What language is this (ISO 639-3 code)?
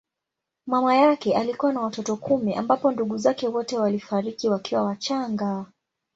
swa